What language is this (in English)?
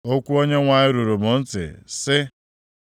Igbo